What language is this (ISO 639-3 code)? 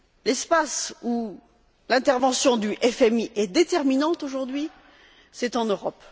fra